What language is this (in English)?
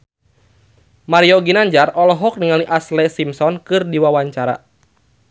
Sundanese